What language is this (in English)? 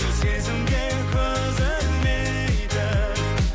Kazakh